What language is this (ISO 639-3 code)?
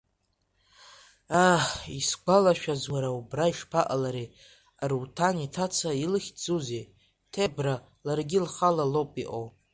abk